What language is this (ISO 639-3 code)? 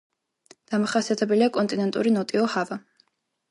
kat